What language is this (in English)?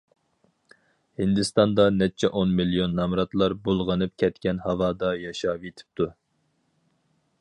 Uyghur